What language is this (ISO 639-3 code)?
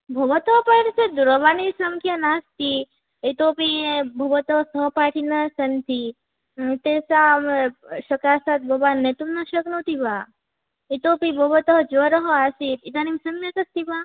san